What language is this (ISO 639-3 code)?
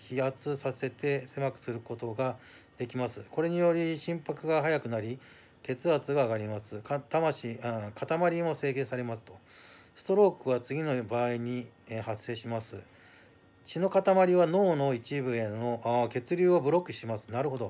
jpn